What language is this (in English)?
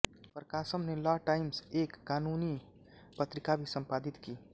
Hindi